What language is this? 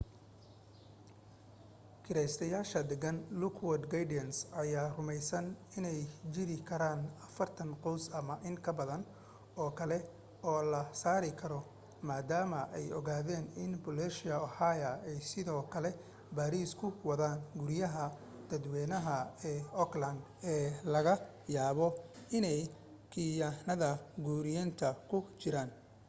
Somali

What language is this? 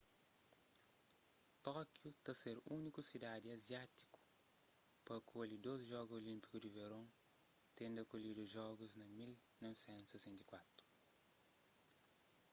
Kabuverdianu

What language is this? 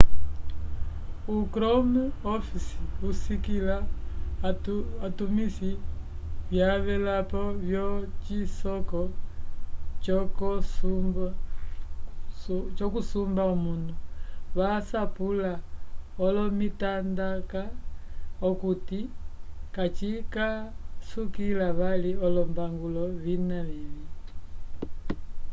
Umbundu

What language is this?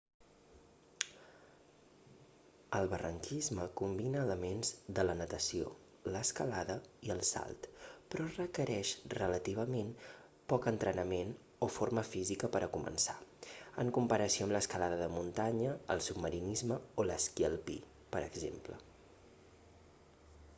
Catalan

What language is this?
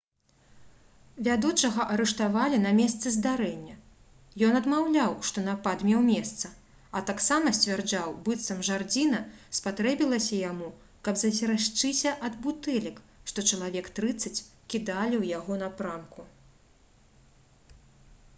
Belarusian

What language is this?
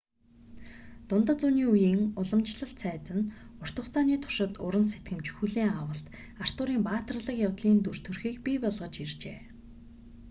Mongolian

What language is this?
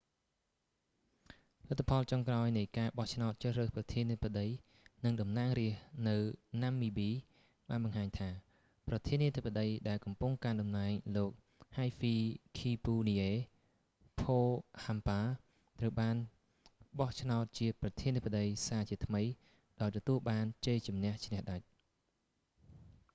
Khmer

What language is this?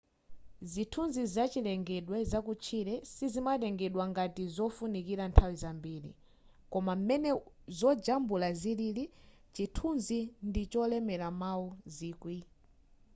Nyanja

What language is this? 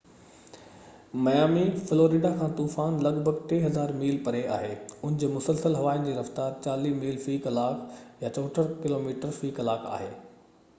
Sindhi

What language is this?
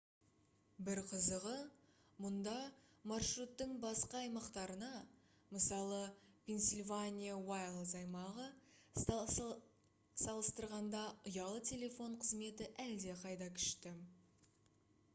Kazakh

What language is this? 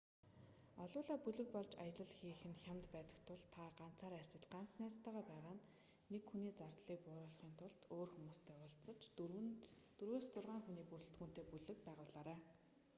Mongolian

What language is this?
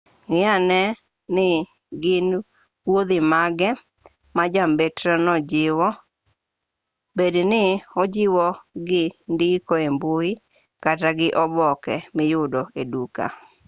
Luo (Kenya and Tanzania)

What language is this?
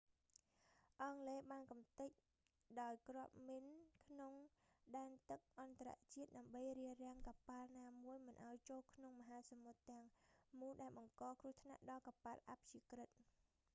Khmer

